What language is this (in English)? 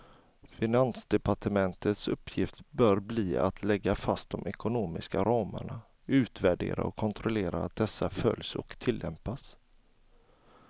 Swedish